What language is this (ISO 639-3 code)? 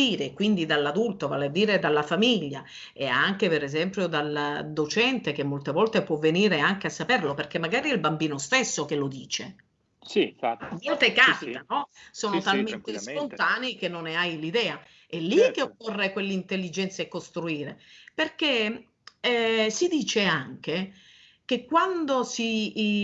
ita